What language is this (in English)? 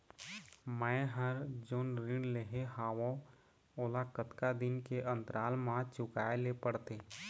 Chhattisgarhi